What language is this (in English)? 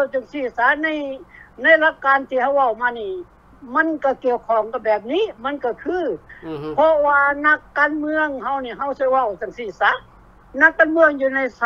Thai